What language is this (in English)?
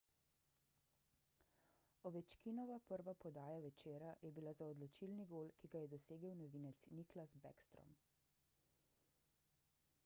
Slovenian